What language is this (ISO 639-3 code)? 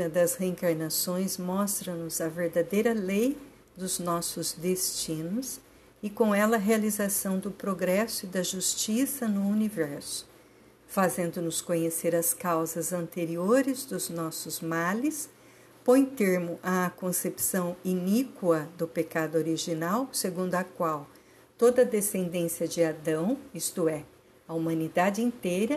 por